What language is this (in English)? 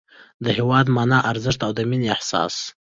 Pashto